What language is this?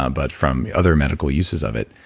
English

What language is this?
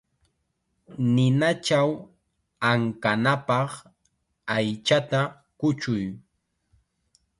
Chiquián Ancash Quechua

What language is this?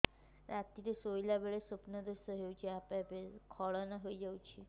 Odia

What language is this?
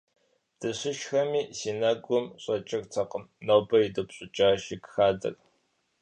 Kabardian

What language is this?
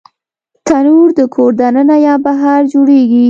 Pashto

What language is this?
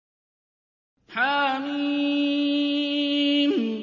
Arabic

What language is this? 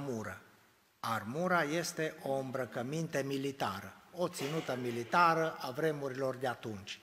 Romanian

